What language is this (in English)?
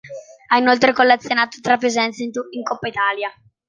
Italian